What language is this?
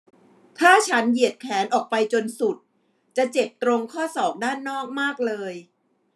Thai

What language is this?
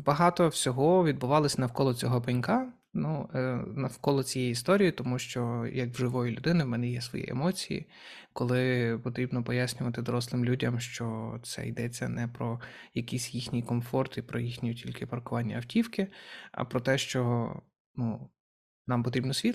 Ukrainian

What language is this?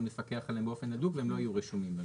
Hebrew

